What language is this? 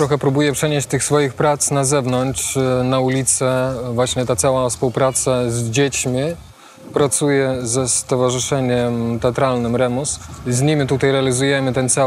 Polish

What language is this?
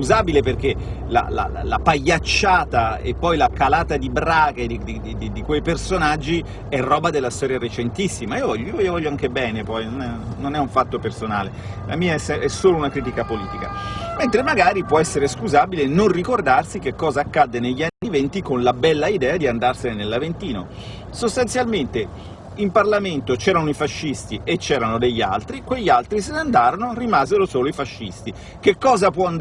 Italian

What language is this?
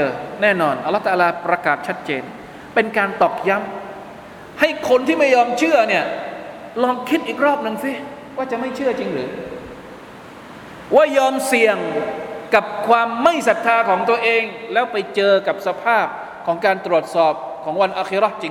Thai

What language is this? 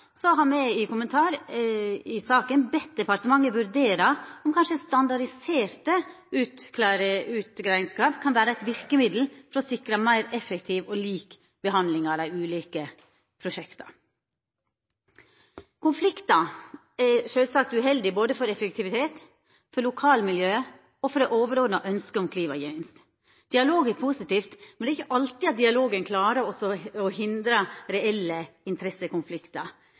Norwegian Nynorsk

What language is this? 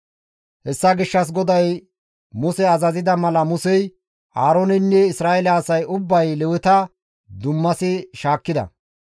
Gamo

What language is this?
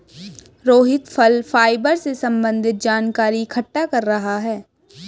Hindi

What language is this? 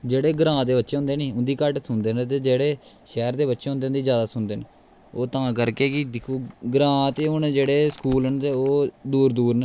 Dogri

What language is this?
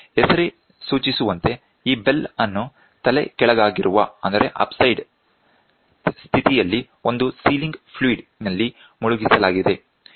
Kannada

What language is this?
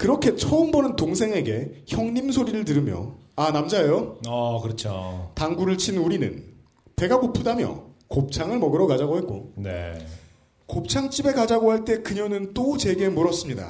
Korean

